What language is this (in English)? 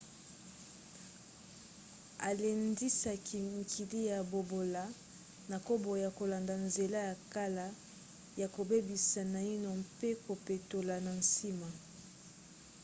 Lingala